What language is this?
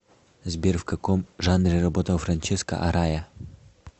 Russian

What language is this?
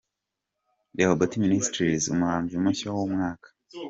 Kinyarwanda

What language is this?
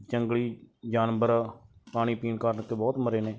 Punjabi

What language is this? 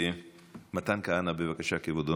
Hebrew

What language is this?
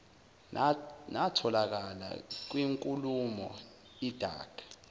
Zulu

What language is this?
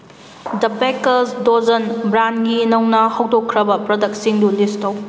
Manipuri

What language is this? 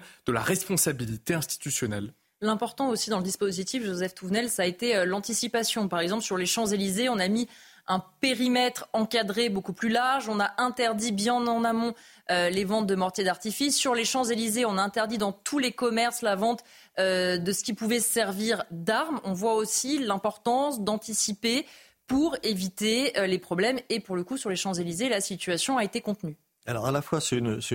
French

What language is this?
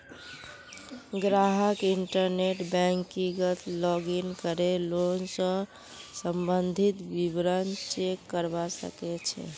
Magahi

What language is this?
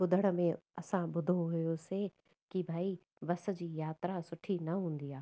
Sindhi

